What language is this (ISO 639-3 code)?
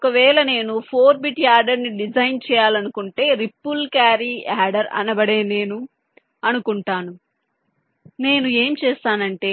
tel